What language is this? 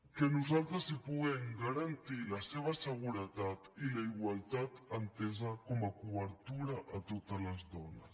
Catalan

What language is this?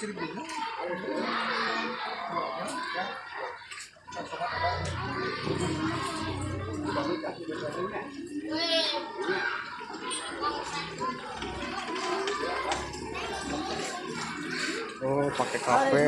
Indonesian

